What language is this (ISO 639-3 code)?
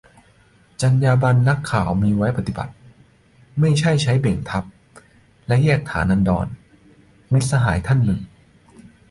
tha